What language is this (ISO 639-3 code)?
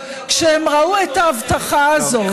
heb